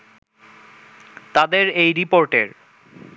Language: Bangla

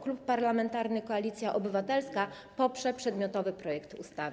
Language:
Polish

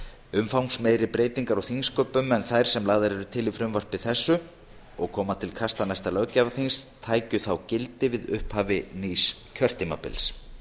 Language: Icelandic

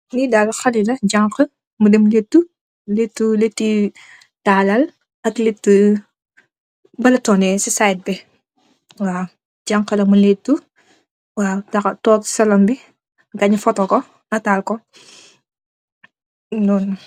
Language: Wolof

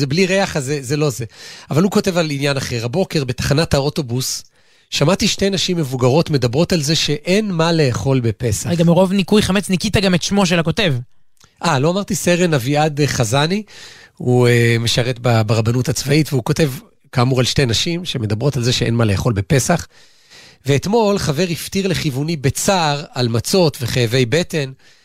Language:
Hebrew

